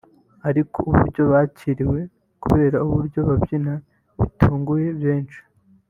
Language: Kinyarwanda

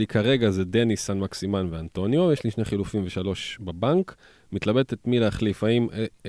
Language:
Hebrew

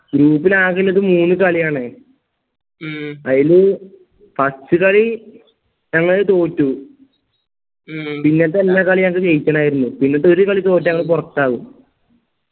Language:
Malayalam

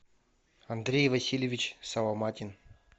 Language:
Russian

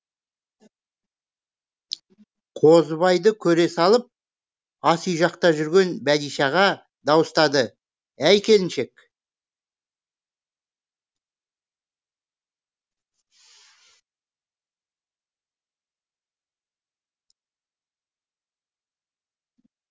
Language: Kazakh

